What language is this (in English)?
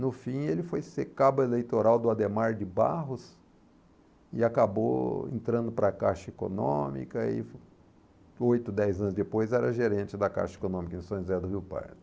Portuguese